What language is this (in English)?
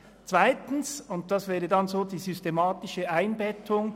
Swiss German